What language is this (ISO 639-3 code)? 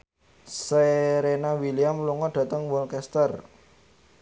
jav